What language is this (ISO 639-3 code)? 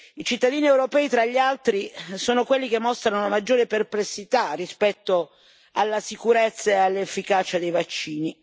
ita